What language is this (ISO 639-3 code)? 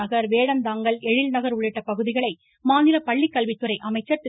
tam